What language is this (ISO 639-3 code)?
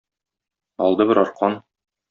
tat